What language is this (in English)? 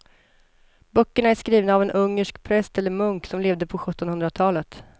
Swedish